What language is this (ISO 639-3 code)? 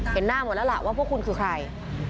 tha